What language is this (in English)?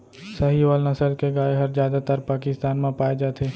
Chhattisgarhi